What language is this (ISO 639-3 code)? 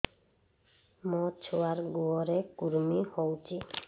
ori